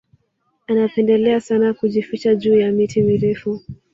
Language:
Swahili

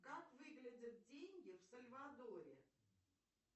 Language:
Russian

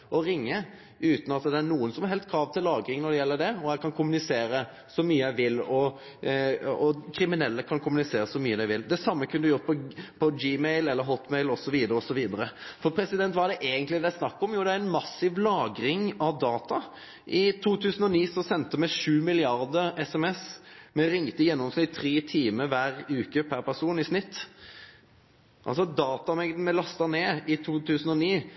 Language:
Norwegian Nynorsk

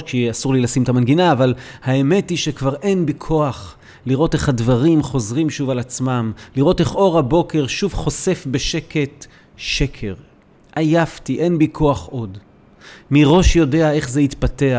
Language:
Hebrew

